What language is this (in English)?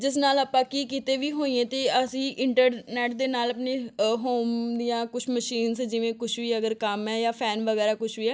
Punjabi